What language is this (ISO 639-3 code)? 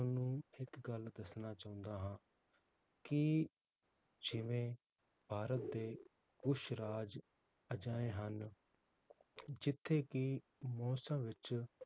pan